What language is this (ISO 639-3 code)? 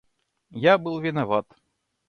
rus